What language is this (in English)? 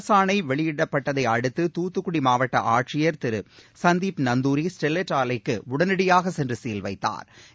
Tamil